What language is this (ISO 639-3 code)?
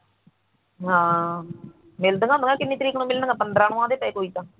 pan